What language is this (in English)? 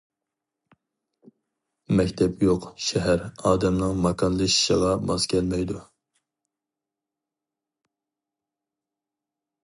Uyghur